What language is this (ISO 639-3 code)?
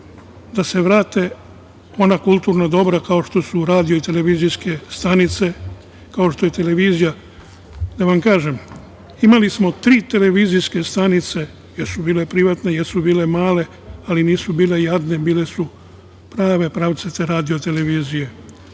srp